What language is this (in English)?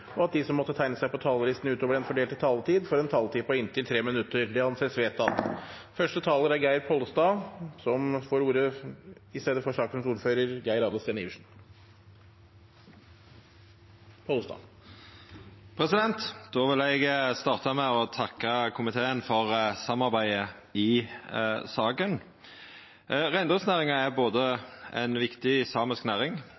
Norwegian